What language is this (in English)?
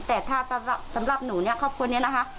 Thai